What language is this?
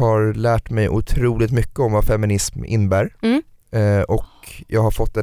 Swedish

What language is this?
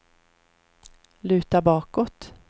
Swedish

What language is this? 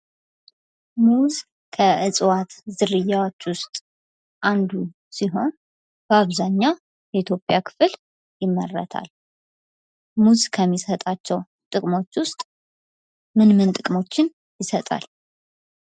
Amharic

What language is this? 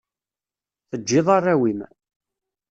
Kabyle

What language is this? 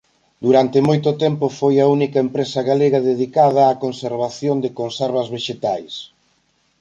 Galician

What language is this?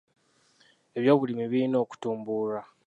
Ganda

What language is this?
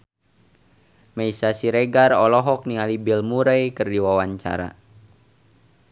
Sundanese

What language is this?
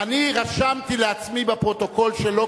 Hebrew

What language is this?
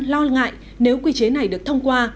Vietnamese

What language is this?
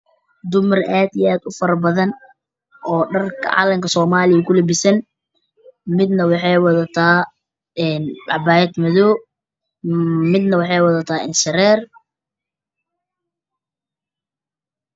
Somali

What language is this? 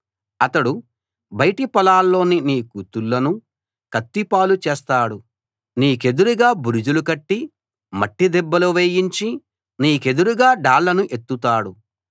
Telugu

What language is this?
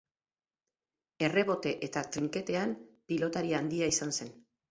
Basque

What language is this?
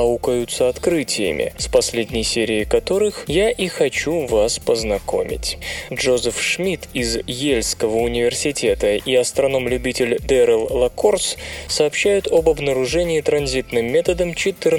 Russian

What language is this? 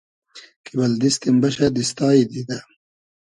Hazaragi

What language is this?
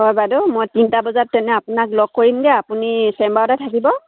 Assamese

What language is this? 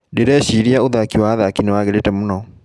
Kikuyu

